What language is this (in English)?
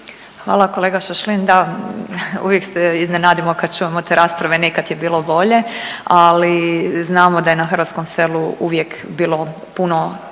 Croatian